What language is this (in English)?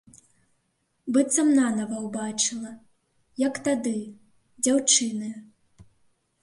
Belarusian